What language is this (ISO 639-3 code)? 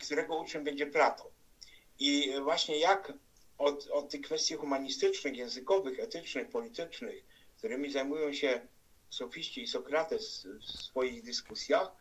pol